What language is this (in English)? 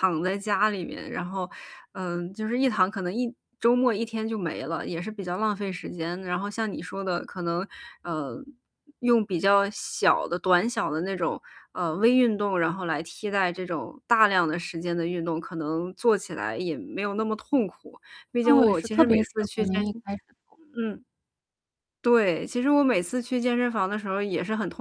Chinese